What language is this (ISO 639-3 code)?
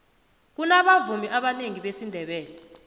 nbl